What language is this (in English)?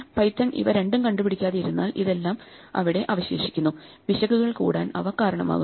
Malayalam